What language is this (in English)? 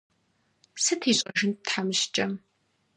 Kabardian